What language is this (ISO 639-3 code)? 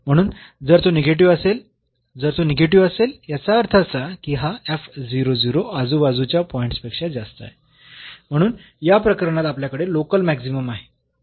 mar